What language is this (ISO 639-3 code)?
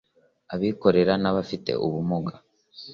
kin